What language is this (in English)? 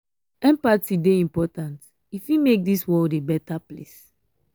Nigerian Pidgin